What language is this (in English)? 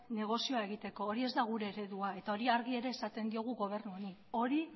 Basque